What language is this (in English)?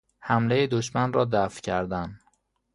Persian